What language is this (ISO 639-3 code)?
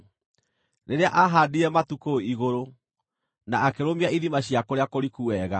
kik